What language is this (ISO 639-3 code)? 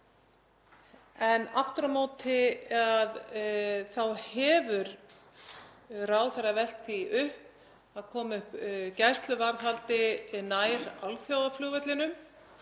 isl